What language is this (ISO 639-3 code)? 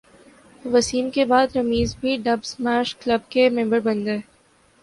urd